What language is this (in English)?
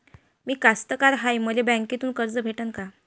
Marathi